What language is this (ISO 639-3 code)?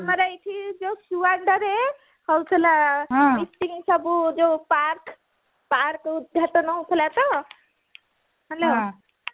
ori